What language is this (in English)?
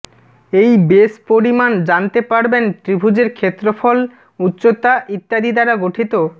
Bangla